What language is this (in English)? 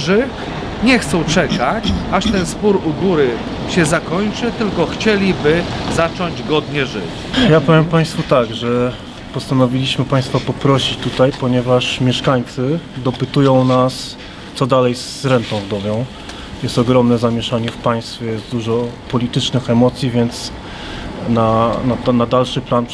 Polish